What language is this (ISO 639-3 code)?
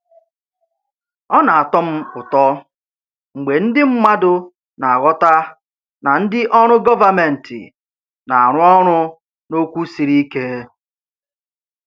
ibo